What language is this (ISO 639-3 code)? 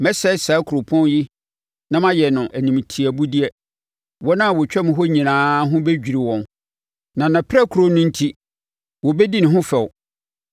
aka